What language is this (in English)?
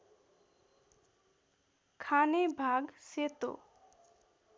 Nepali